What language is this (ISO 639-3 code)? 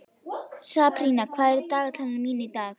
isl